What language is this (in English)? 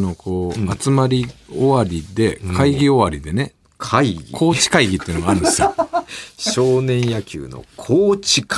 Japanese